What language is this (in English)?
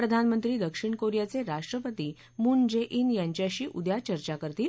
Marathi